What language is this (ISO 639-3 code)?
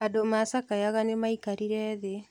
kik